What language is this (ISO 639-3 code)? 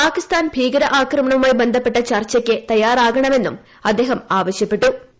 mal